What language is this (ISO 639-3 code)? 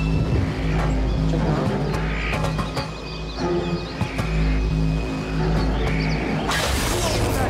spa